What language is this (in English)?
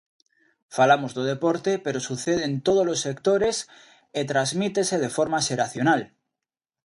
Galician